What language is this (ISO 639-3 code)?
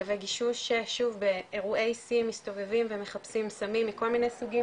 heb